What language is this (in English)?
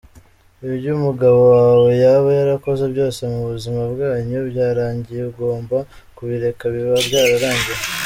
Kinyarwanda